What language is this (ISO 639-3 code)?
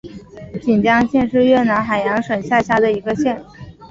zho